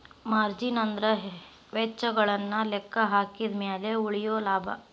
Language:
Kannada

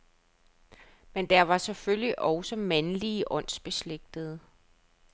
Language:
Danish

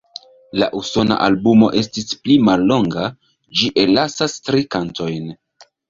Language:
Esperanto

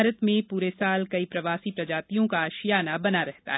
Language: Hindi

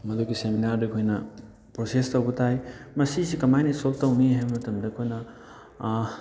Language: Manipuri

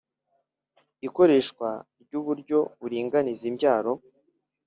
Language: Kinyarwanda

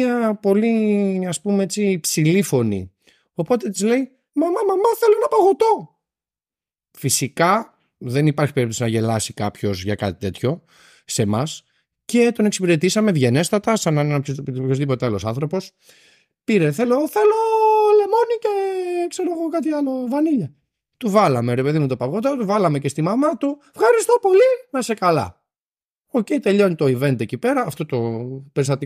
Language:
Greek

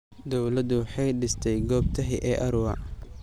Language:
Somali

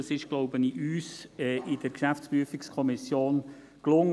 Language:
Swiss German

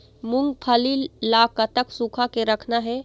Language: Chhattisgarhi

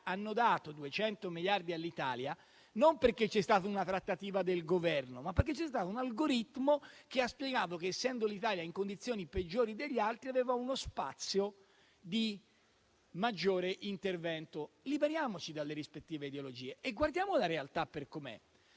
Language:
Italian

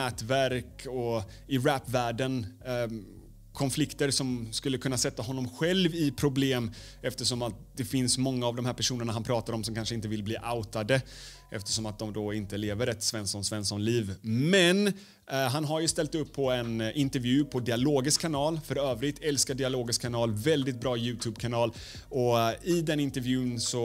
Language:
Swedish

